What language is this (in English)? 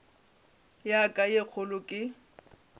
Northern Sotho